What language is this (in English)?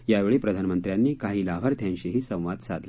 Marathi